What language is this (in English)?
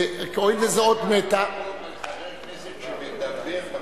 Hebrew